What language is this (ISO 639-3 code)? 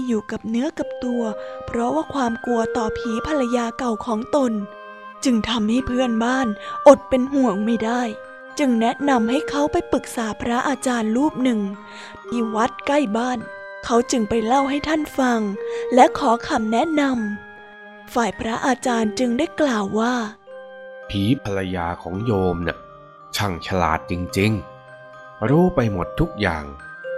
tha